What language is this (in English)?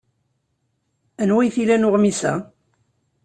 Kabyle